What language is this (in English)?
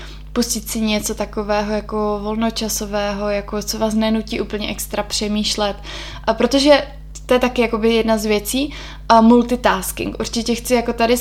Czech